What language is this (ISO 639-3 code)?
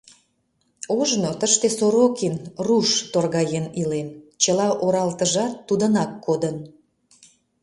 chm